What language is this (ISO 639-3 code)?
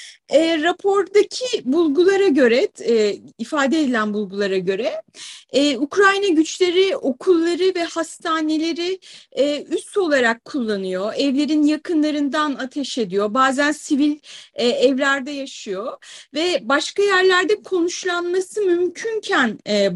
tur